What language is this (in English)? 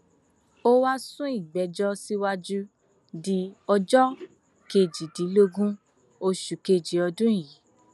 Yoruba